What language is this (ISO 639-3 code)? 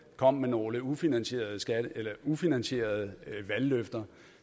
dan